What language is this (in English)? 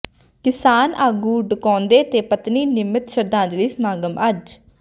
Punjabi